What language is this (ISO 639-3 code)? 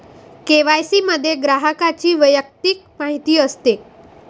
mar